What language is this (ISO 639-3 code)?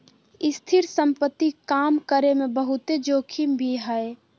mag